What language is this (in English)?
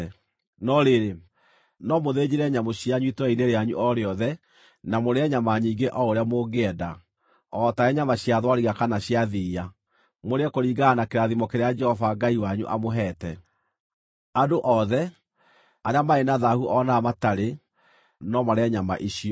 Kikuyu